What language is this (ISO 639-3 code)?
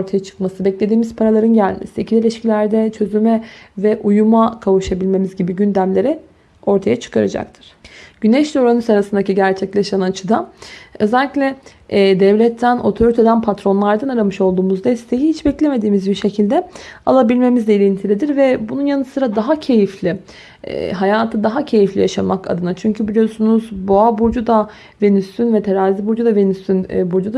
tur